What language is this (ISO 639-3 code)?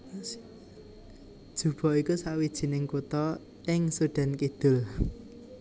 jav